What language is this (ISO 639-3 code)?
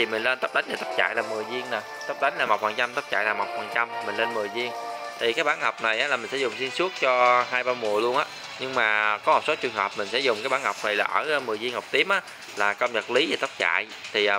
vie